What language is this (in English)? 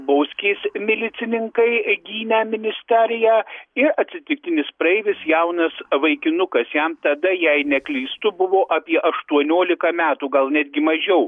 Lithuanian